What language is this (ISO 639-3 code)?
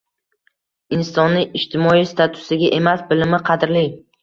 uzb